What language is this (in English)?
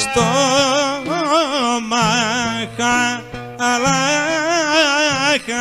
Greek